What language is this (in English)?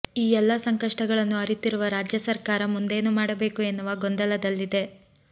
Kannada